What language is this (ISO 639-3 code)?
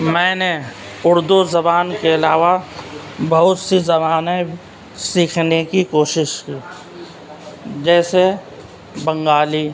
urd